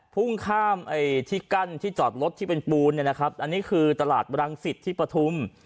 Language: Thai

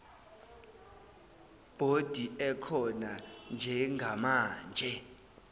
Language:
Zulu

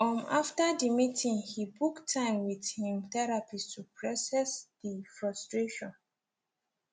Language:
Nigerian Pidgin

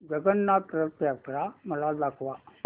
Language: Marathi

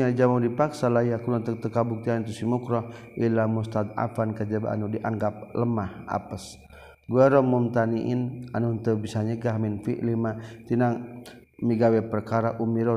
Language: Malay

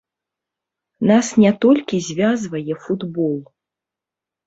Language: Belarusian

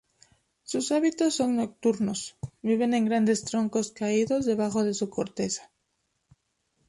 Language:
Spanish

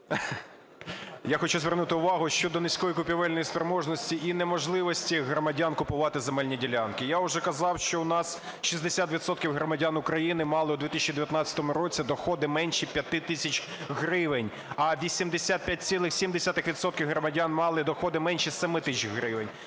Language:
Ukrainian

